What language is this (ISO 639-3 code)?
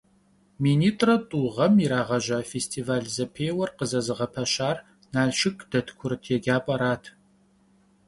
kbd